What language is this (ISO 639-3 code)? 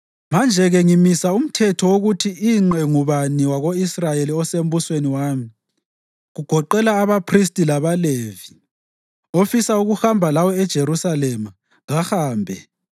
nde